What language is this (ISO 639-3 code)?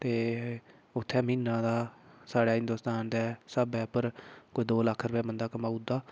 doi